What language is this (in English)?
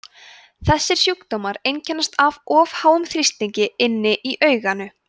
Icelandic